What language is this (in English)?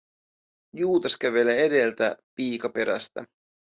Finnish